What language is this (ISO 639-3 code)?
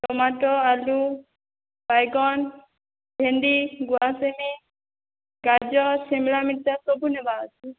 ori